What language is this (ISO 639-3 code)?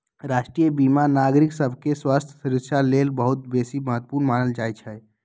mag